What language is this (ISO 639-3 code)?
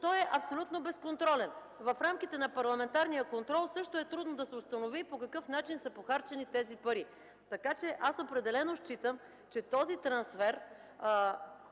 bul